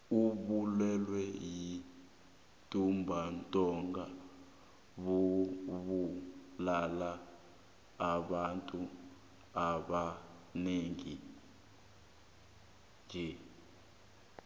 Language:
South Ndebele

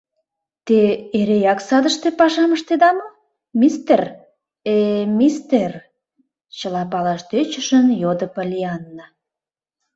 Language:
Mari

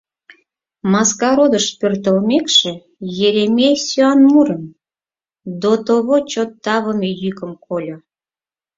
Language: Mari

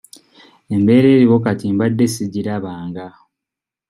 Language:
Ganda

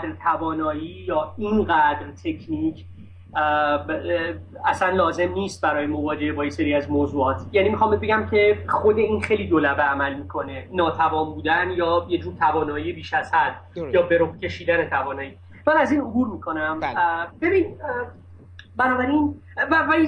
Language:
Persian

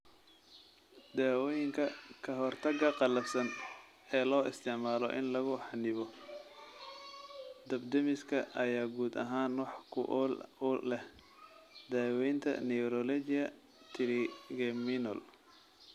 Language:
Somali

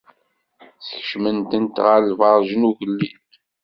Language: Kabyle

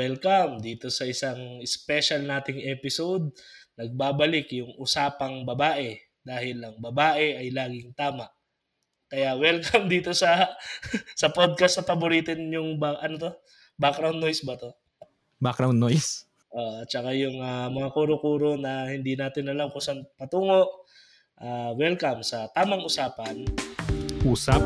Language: Filipino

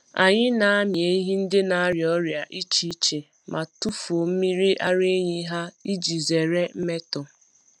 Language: Igbo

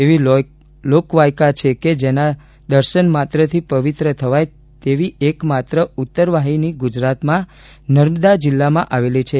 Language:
Gujarati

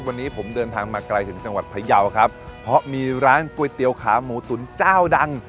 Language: Thai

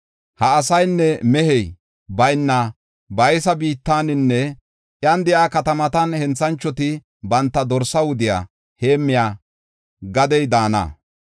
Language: Gofa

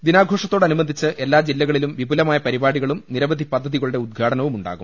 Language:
Malayalam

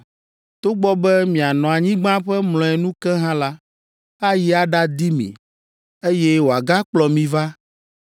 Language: Ewe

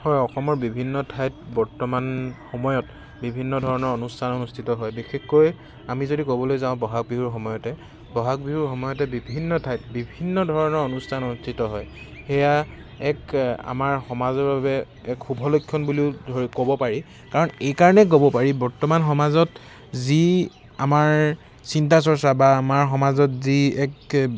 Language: Assamese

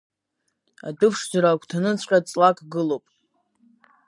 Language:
Abkhazian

